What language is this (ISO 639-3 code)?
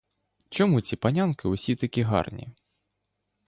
ukr